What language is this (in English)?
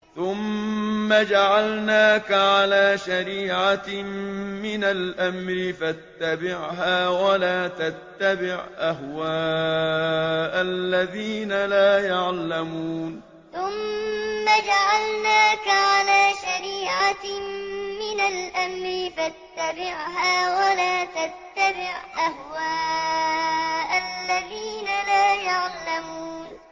Arabic